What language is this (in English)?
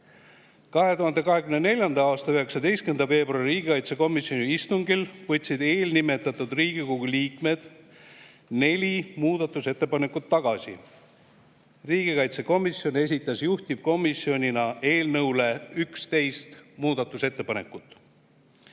Estonian